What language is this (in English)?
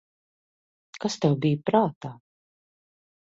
Latvian